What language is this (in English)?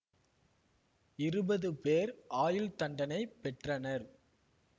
Tamil